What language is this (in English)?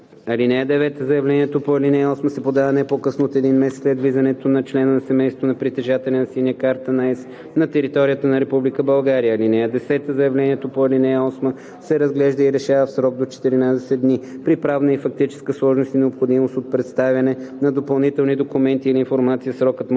Bulgarian